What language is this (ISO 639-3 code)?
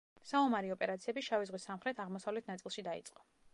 kat